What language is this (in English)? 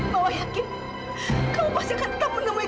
Indonesian